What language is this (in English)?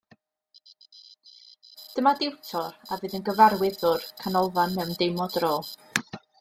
Welsh